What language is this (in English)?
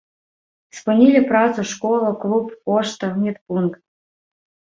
Belarusian